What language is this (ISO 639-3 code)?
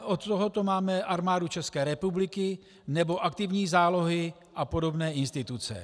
ces